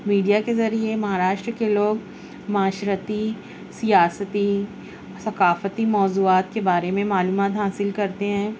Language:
Urdu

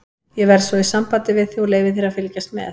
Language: Icelandic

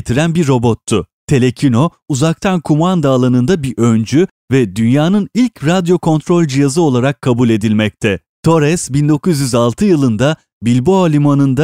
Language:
Turkish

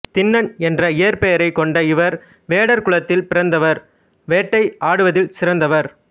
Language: Tamil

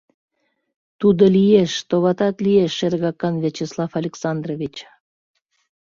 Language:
Mari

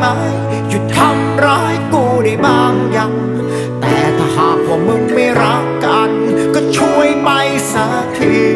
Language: Thai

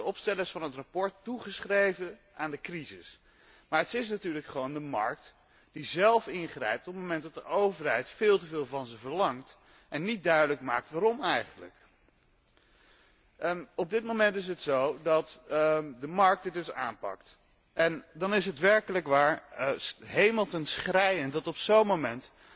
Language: Dutch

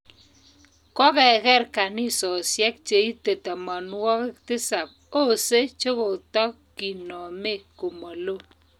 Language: Kalenjin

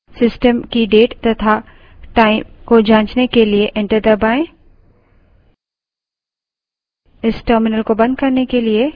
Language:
Hindi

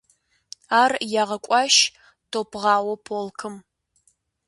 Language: Kabardian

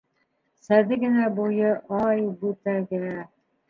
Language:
Bashkir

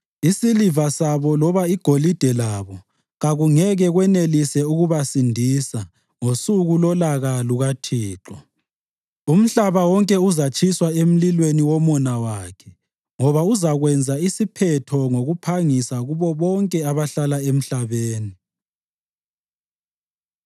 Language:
North Ndebele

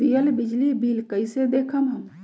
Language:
Magahi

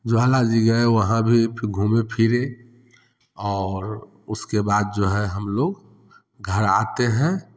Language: Hindi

